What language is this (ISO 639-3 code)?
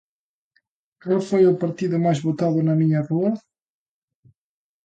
glg